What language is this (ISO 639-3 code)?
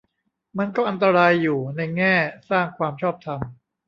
tha